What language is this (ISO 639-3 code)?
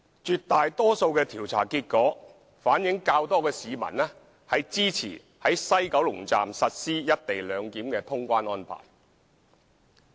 yue